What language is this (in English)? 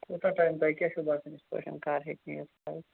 Kashmiri